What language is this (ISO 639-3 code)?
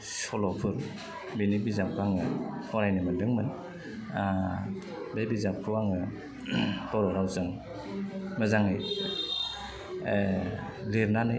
brx